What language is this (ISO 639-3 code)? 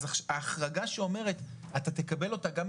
heb